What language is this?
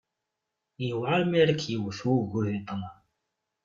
Kabyle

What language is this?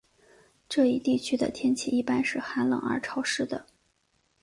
Chinese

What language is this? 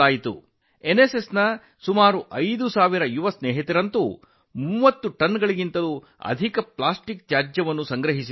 Kannada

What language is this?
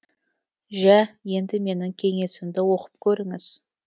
Kazakh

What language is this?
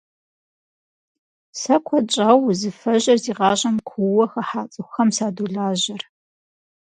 Kabardian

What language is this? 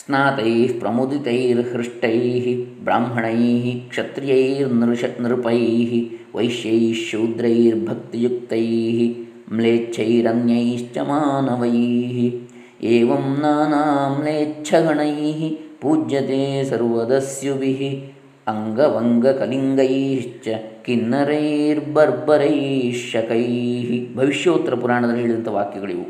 Kannada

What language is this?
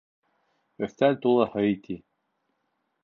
Bashkir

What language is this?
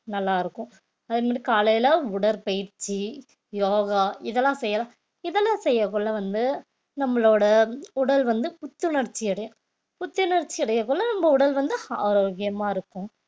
Tamil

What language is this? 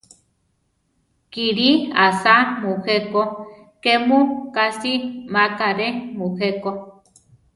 Central Tarahumara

